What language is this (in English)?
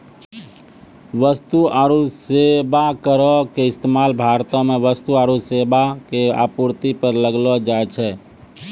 Maithili